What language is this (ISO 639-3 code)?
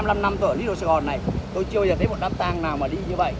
vie